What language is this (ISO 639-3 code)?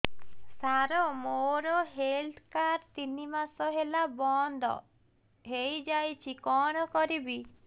ori